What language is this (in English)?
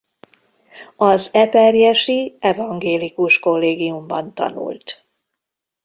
Hungarian